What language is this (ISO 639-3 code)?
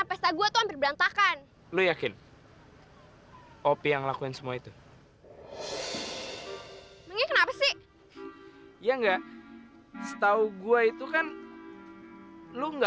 ind